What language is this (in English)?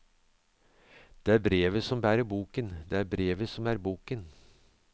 Norwegian